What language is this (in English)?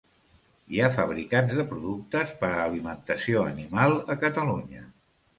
Catalan